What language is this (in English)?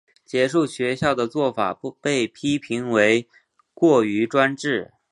Chinese